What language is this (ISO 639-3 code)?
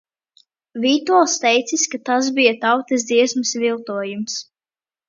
lav